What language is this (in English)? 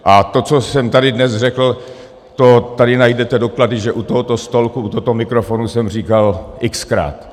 Czech